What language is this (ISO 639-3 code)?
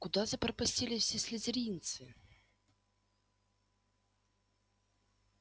rus